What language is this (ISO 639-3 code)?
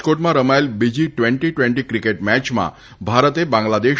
guj